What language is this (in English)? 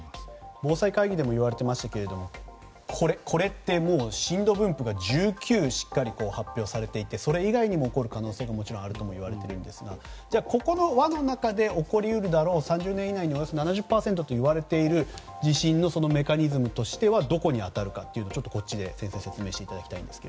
Japanese